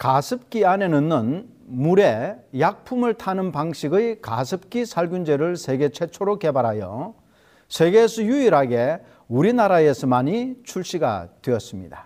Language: Korean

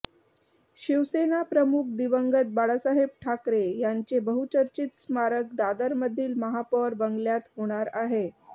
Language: Marathi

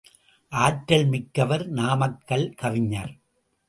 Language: Tamil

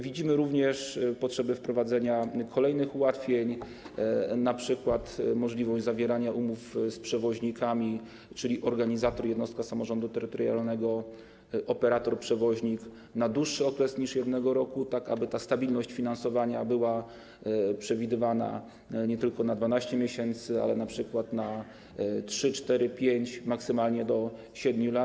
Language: Polish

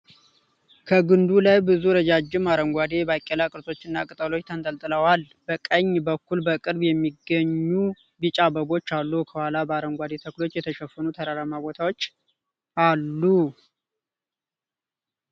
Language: Amharic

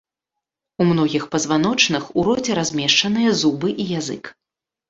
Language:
Belarusian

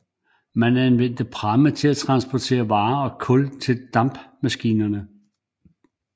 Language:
Danish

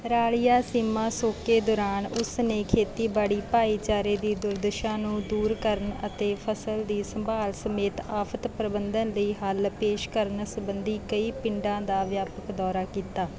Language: Punjabi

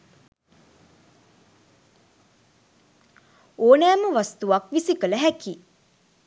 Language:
Sinhala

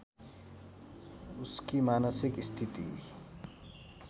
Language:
Nepali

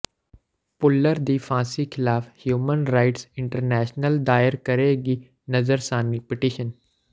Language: Punjabi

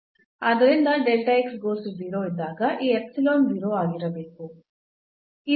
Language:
Kannada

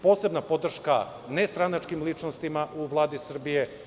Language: Serbian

